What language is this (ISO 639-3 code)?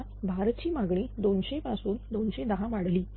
mar